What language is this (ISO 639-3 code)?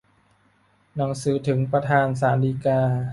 tha